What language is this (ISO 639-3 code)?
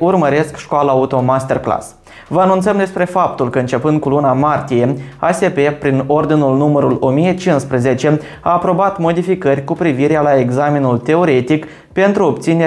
ron